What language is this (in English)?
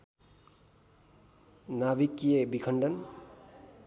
Nepali